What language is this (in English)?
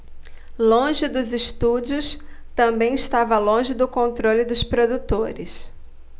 Portuguese